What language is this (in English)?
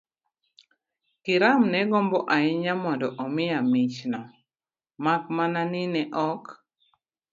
Luo (Kenya and Tanzania)